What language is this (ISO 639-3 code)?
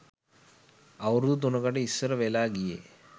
sin